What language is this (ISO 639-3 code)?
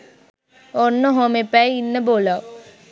sin